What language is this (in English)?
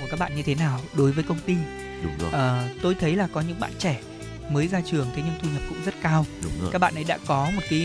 Vietnamese